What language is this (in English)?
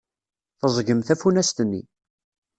Kabyle